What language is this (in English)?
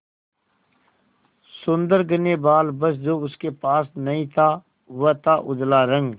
Hindi